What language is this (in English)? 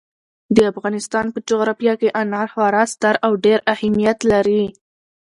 Pashto